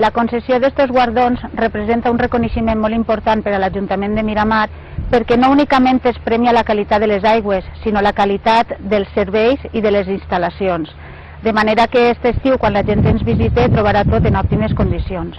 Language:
Spanish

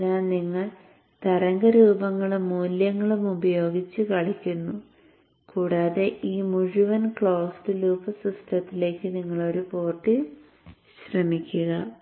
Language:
Malayalam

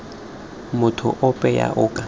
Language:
Tswana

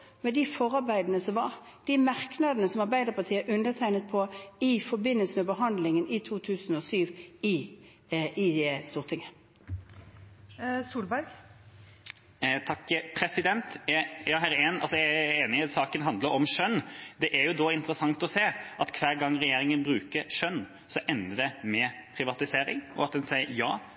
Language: Norwegian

